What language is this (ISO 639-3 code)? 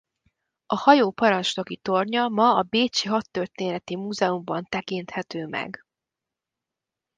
hun